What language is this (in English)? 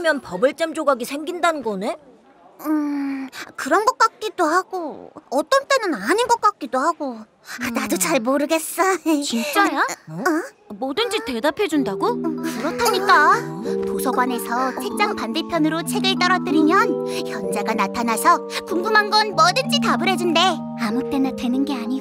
Korean